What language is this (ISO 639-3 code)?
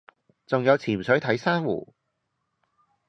yue